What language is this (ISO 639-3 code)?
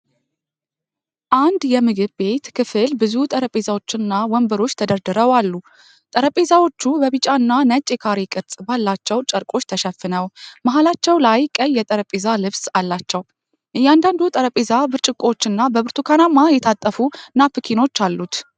amh